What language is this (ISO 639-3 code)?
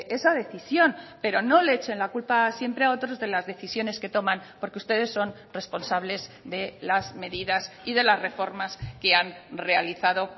spa